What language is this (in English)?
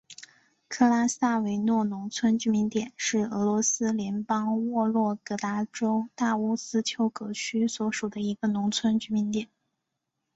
Chinese